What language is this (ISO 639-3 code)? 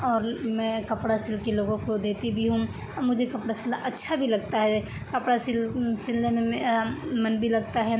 urd